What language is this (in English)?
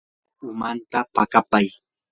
Yanahuanca Pasco Quechua